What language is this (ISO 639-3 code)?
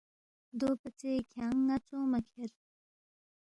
bft